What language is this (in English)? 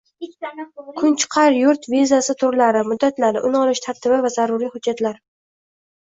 Uzbek